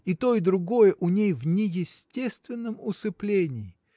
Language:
Russian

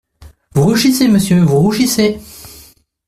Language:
French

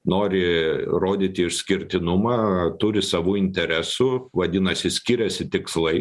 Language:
Lithuanian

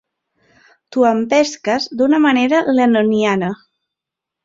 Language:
Catalan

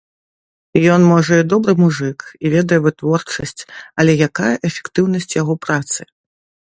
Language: Belarusian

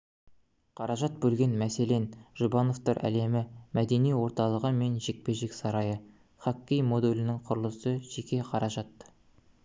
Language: Kazakh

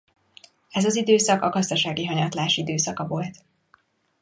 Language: Hungarian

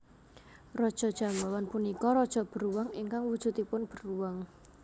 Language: Javanese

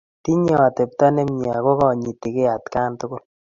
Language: Kalenjin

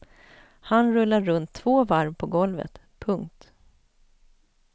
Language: Swedish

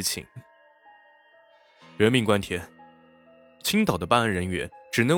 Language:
Chinese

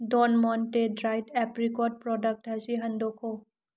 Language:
Manipuri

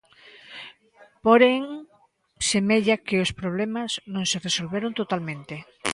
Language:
Galician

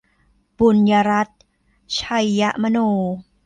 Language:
Thai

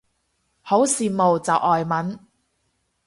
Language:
Cantonese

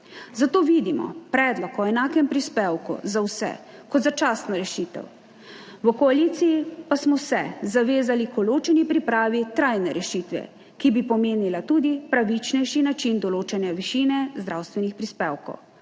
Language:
Slovenian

